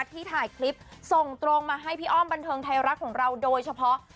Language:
Thai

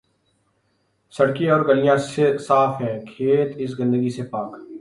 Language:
Urdu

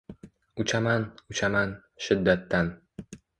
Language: Uzbek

